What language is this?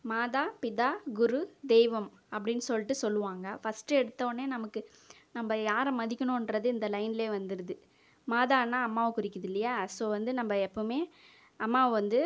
Tamil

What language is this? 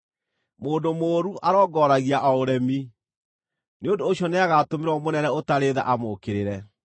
Kikuyu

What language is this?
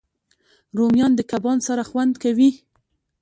Pashto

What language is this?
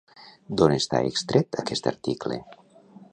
Catalan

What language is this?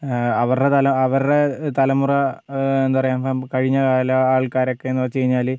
Malayalam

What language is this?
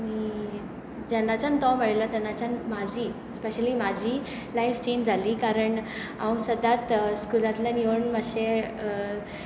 Konkani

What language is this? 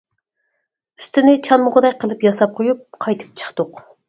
Uyghur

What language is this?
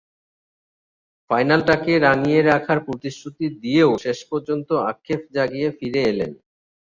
Bangla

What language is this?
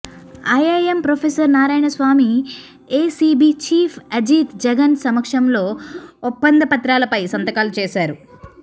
Telugu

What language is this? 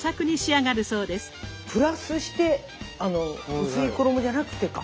Japanese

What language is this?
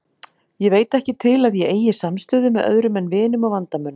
Icelandic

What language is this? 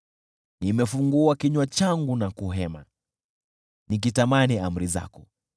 Swahili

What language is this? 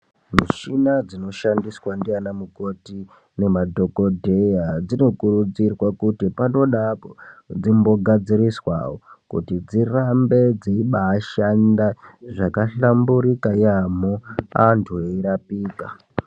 Ndau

